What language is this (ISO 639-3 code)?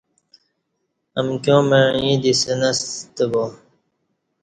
bsh